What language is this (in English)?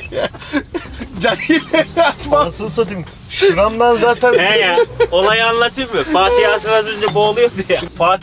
Turkish